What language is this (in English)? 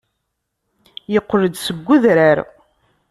Kabyle